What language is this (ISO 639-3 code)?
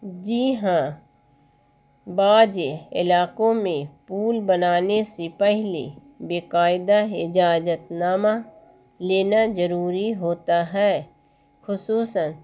urd